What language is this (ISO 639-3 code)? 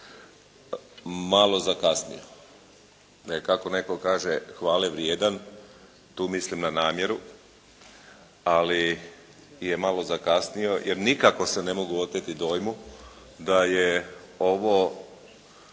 hrv